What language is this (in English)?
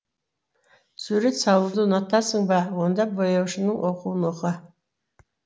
Kazakh